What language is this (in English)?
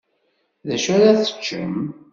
Kabyle